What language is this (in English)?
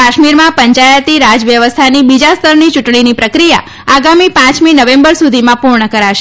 Gujarati